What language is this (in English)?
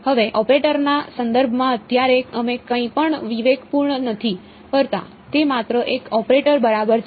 Gujarati